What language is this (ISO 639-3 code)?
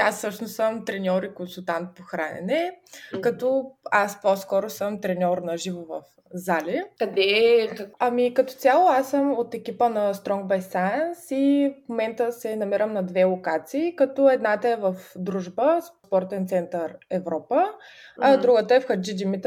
bul